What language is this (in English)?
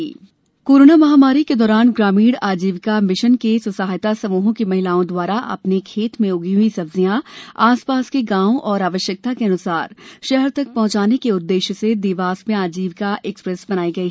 Hindi